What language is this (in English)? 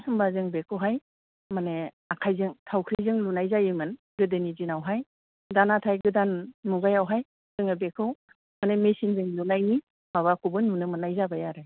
Bodo